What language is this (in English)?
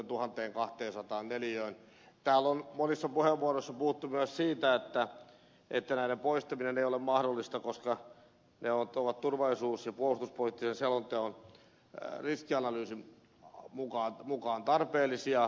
Finnish